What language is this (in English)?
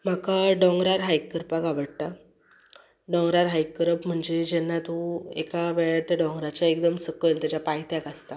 Konkani